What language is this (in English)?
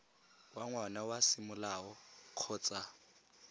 Tswana